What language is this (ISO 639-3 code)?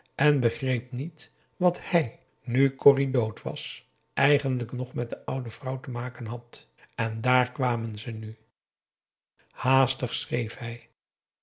nld